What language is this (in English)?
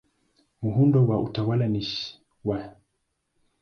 Swahili